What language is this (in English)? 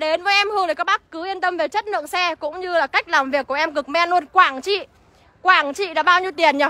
Vietnamese